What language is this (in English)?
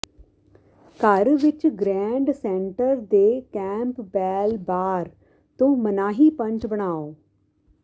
Punjabi